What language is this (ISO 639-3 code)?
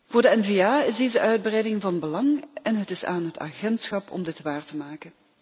nld